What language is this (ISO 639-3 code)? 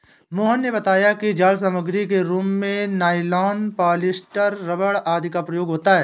hin